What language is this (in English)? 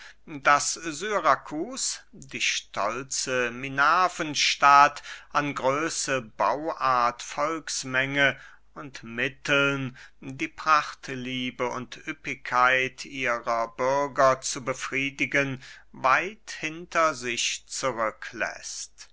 German